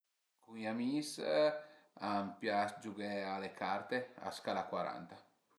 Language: Piedmontese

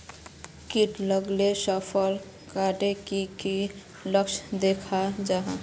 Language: Magahi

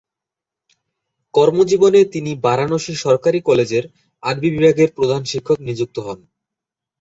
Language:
Bangla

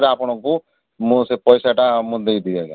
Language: Odia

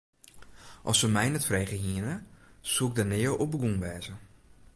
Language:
Western Frisian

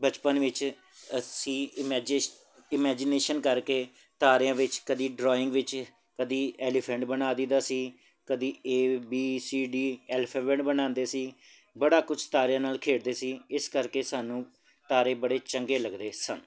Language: Punjabi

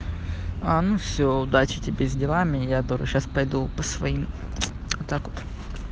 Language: Russian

